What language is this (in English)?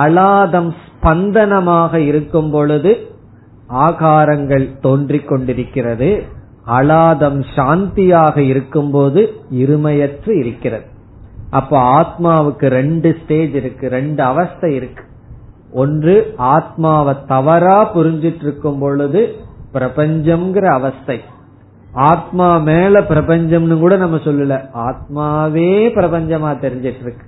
Tamil